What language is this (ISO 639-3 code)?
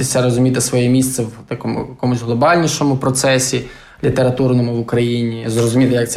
ukr